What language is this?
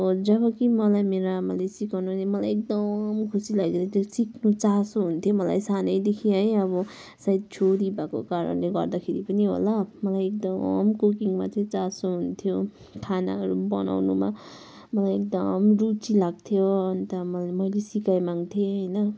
Nepali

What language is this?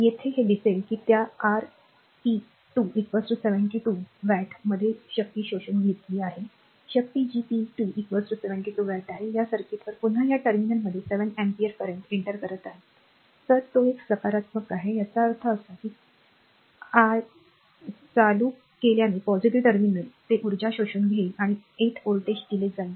Marathi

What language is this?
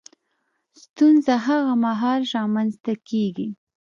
Pashto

